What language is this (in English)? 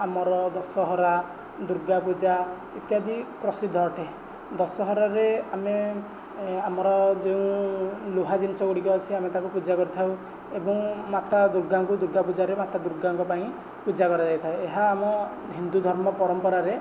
Odia